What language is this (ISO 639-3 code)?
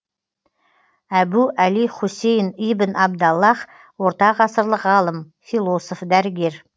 kaz